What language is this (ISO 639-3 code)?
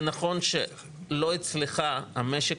heb